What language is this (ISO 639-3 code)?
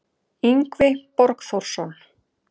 isl